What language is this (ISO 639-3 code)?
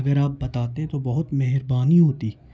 urd